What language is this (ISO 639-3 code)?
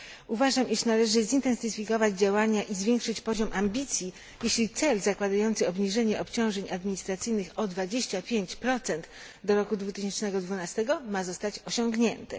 pol